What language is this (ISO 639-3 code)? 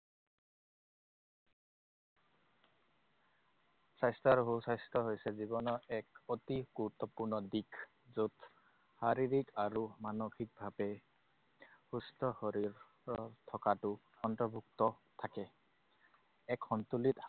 asm